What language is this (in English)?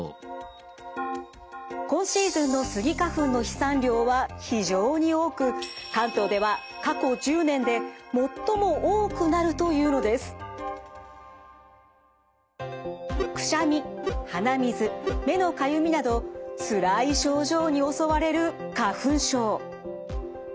Japanese